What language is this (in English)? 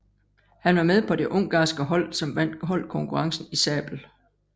Danish